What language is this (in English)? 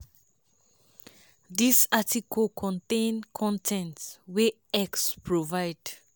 Nigerian Pidgin